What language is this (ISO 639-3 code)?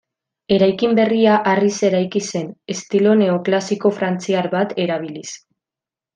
eus